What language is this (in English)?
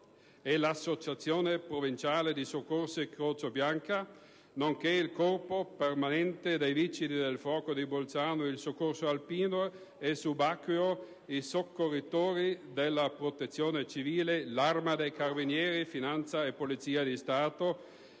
Italian